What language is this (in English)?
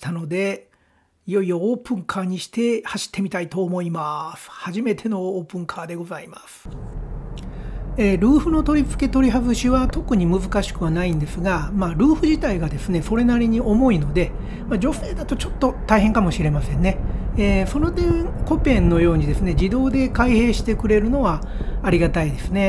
Japanese